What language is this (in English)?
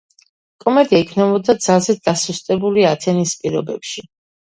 Georgian